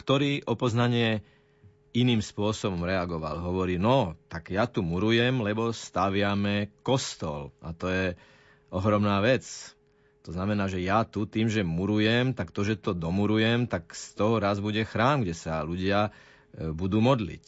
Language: Slovak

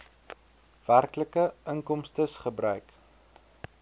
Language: Afrikaans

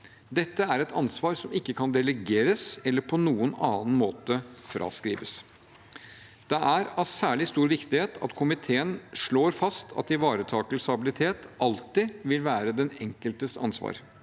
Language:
Norwegian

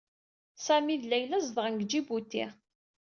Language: Kabyle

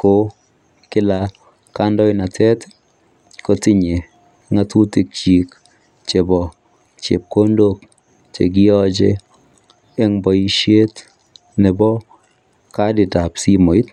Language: Kalenjin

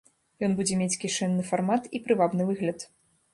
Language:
Belarusian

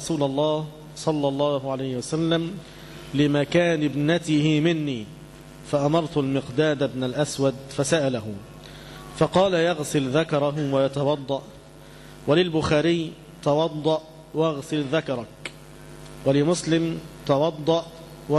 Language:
Arabic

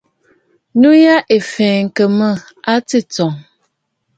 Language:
Bafut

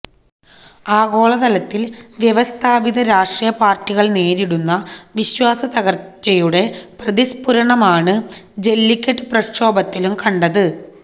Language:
Malayalam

